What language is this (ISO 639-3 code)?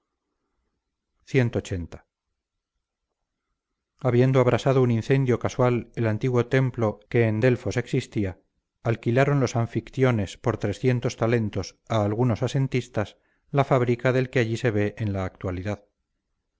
spa